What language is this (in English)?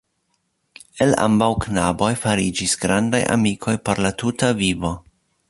Esperanto